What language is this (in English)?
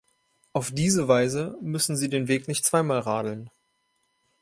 German